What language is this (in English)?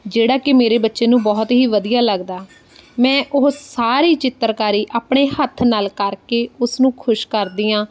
Punjabi